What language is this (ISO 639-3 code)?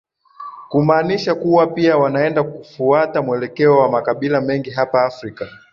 swa